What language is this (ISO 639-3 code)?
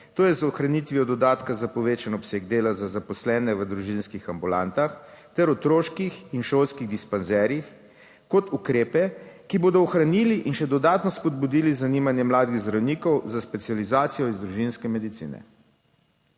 slv